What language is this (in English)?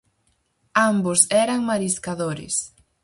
Galician